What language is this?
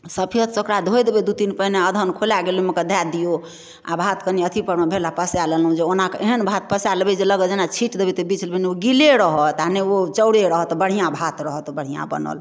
Maithili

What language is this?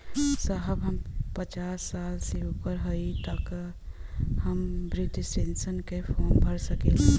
Bhojpuri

